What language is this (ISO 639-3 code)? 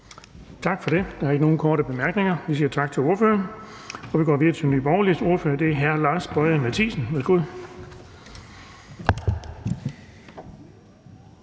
dan